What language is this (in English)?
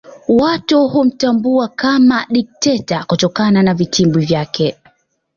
Swahili